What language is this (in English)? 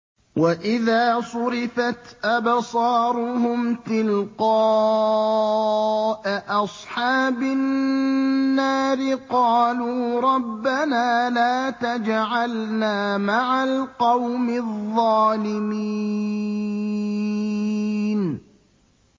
Arabic